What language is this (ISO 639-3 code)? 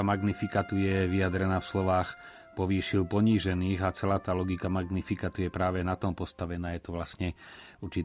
slk